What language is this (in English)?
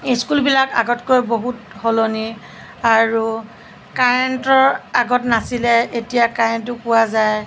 Assamese